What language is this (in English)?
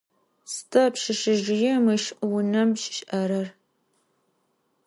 Adyghe